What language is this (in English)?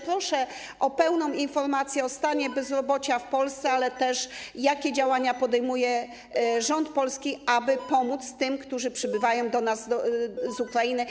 Polish